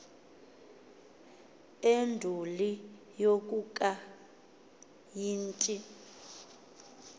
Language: Xhosa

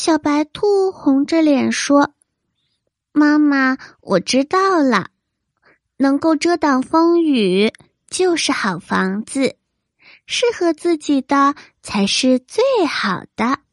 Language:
Chinese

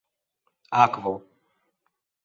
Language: Esperanto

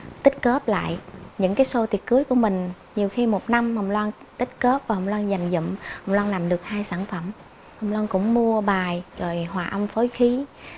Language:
Vietnamese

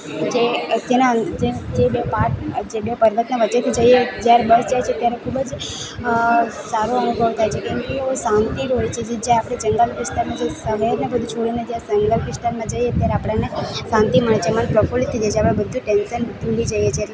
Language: Gujarati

